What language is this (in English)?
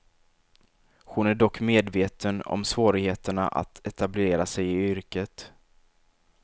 Swedish